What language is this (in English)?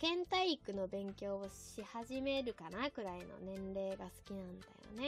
Japanese